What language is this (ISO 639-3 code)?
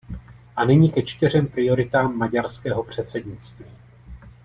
ces